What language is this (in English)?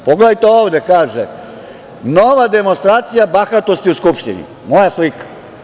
Serbian